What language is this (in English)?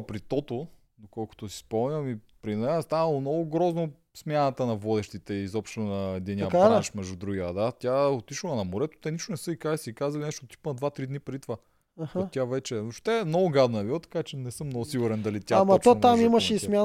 Bulgarian